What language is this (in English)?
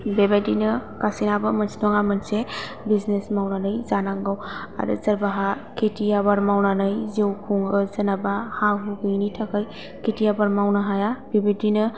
Bodo